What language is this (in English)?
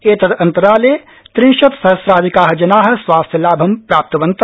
Sanskrit